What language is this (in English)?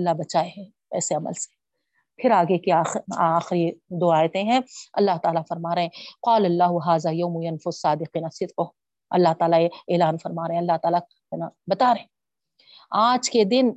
Urdu